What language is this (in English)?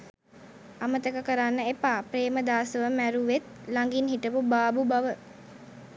Sinhala